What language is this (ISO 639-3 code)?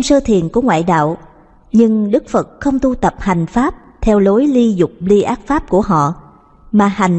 vie